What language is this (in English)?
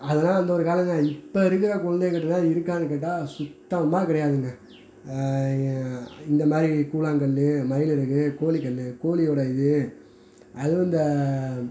Tamil